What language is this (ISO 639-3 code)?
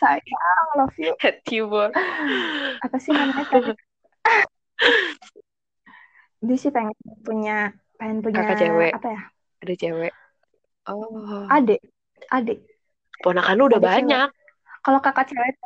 ind